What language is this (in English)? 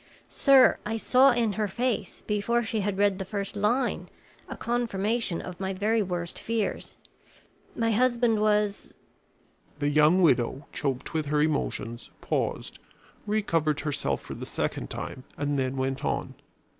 English